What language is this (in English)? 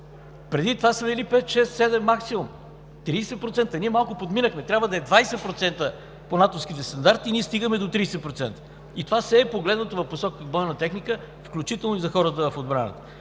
Bulgarian